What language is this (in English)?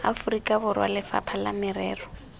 Tswana